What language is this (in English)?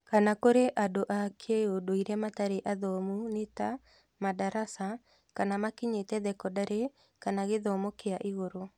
Kikuyu